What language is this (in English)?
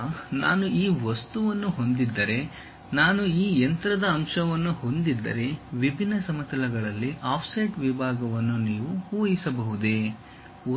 Kannada